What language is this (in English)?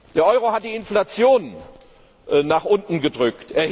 German